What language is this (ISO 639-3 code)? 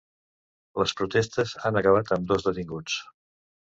cat